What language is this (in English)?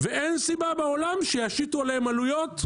Hebrew